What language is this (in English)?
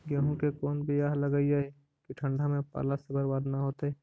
Magahi